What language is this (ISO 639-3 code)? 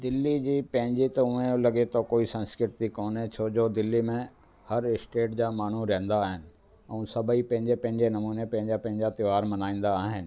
snd